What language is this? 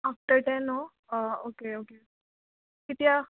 Konkani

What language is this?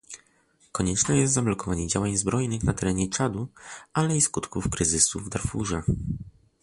Polish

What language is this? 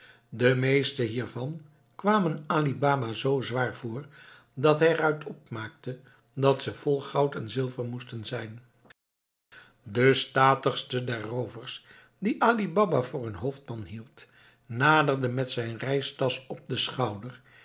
Dutch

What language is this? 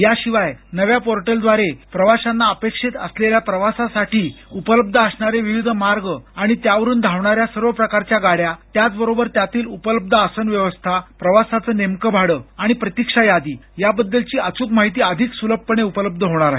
Marathi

